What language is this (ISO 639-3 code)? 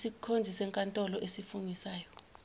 zul